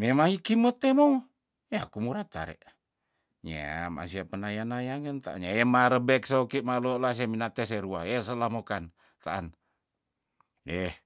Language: Tondano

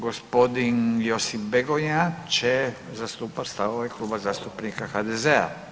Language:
Croatian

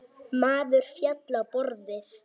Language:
Icelandic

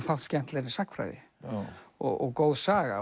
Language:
Icelandic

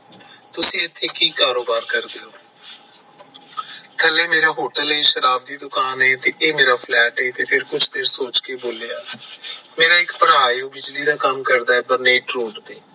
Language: Punjabi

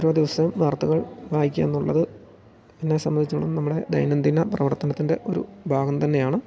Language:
Malayalam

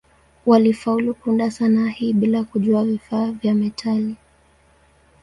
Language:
Swahili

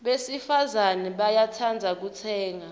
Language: Swati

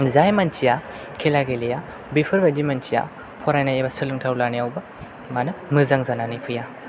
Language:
Bodo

